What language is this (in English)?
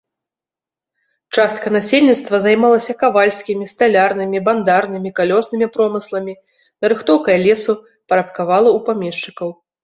Belarusian